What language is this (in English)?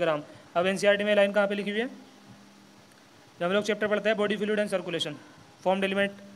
Hindi